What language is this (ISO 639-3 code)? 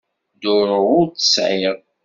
kab